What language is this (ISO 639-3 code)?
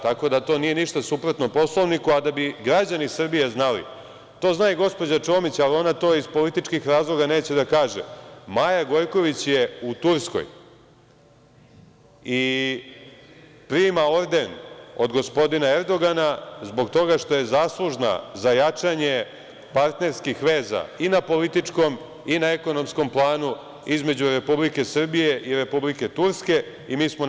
srp